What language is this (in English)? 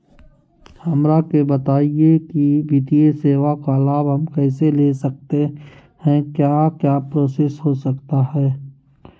Magahi